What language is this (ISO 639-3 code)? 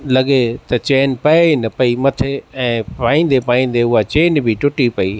snd